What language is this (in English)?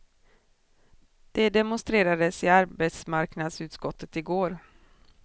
Swedish